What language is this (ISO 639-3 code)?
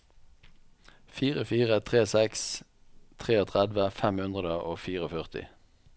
nor